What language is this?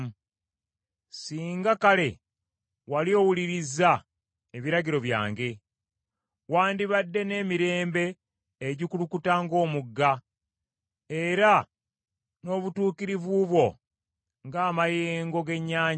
Ganda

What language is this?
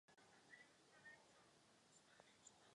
Czech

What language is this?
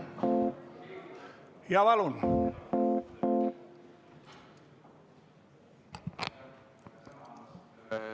Estonian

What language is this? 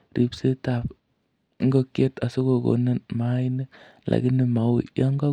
Kalenjin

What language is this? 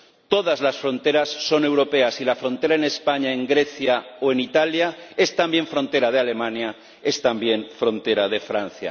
Spanish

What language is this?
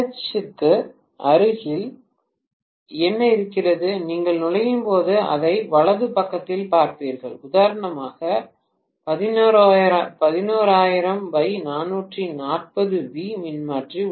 Tamil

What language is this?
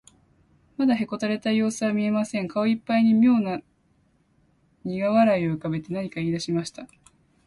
Japanese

